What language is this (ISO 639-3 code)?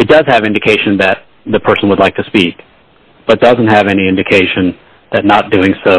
eng